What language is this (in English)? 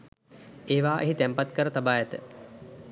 Sinhala